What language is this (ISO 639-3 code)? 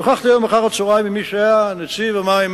heb